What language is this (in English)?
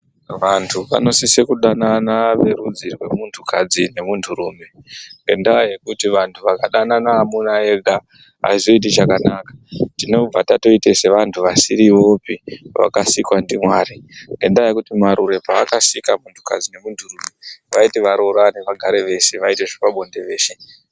Ndau